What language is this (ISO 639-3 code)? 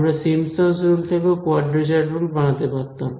ben